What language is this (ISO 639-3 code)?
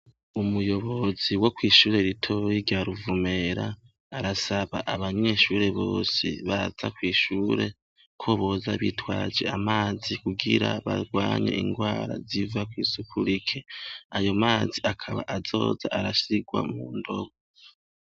run